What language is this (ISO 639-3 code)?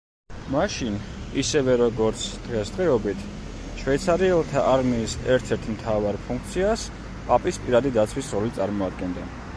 kat